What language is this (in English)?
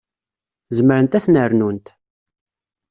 Kabyle